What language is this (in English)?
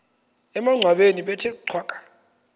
Xhosa